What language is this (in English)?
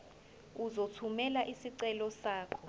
Zulu